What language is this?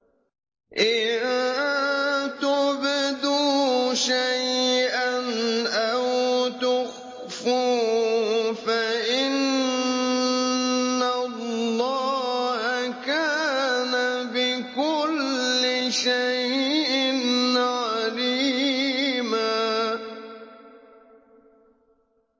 Arabic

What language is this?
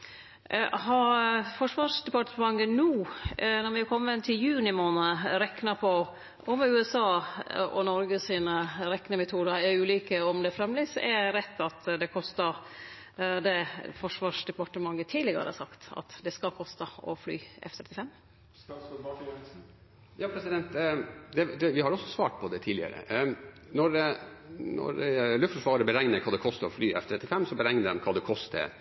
Norwegian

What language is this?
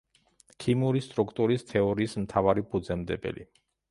Georgian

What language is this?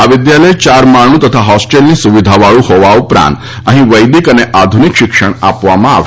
Gujarati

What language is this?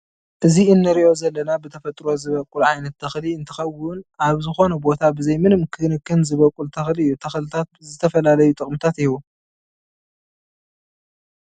Tigrinya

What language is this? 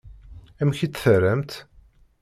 Kabyle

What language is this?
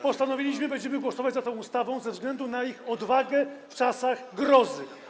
Polish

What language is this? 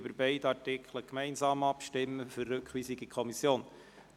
Swiss German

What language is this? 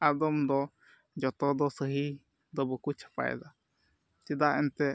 Santali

